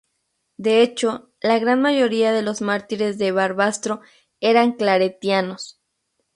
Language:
Spanish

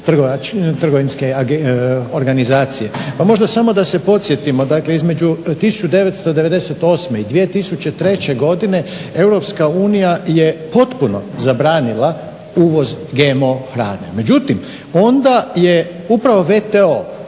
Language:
Croatian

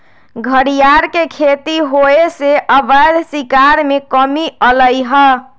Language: Magahi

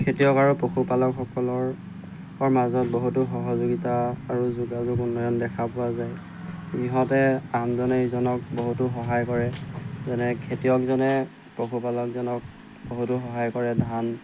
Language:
Assamese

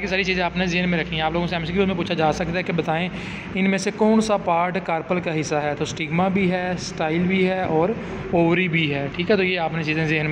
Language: Hindi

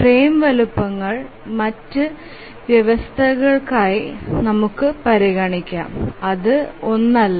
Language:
Malayalam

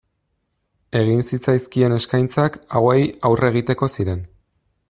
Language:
Basque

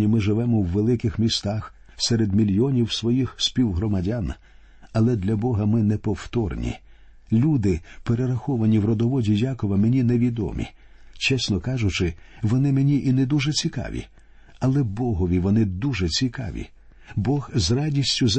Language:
Ukrainian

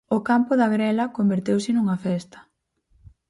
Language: Galician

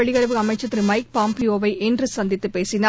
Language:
Tamil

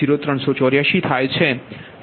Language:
Gujarati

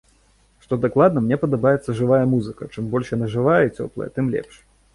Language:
Belarusian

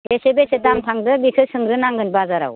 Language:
Bodo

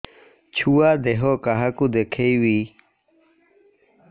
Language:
Odia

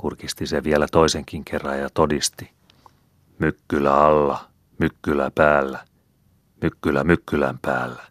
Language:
Finnish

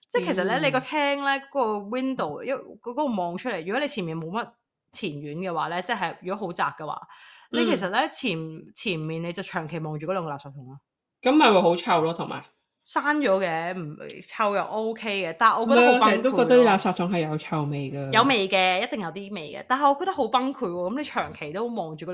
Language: Chinese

